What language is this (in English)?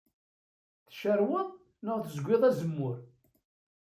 Kabyle